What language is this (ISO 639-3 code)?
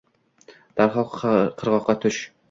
uzb